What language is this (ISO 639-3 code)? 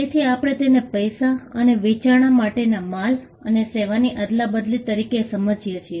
guj